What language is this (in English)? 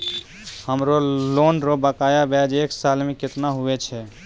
Maithili